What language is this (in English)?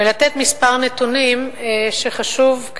Hebrew